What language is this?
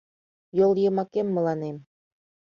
Mari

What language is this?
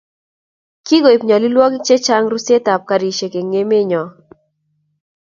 Kalenjin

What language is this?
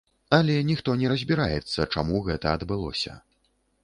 Belarusian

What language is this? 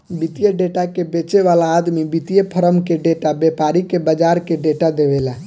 Bhojpuri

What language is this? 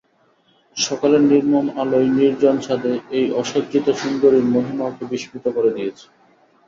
Bangla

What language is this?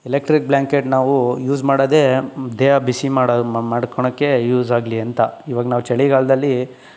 Kannada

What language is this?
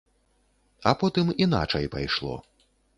Belarusian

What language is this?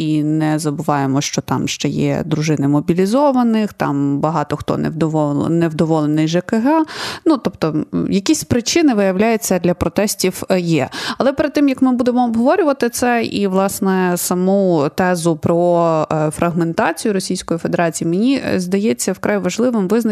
Ukrainian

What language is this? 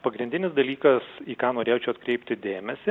Lithuanian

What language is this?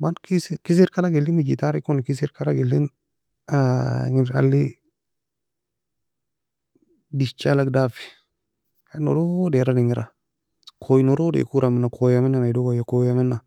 Nobiin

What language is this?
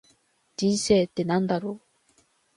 Japanese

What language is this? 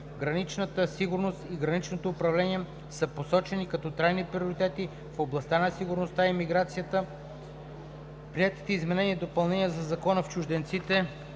Bulgarian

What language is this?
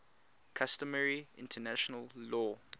English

